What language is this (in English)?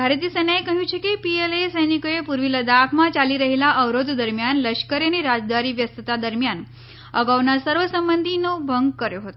Gujarati